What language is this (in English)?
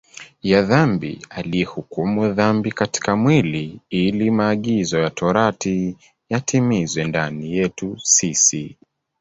Swahili